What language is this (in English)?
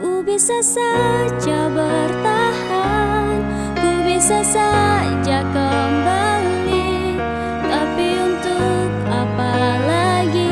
Indonesian